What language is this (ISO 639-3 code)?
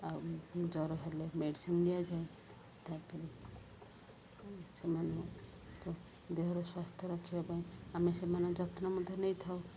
ori